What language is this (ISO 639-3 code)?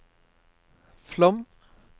nor